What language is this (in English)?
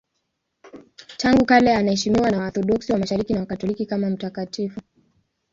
Swahili